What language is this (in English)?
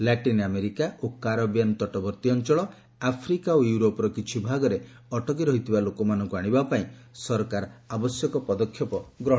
Odia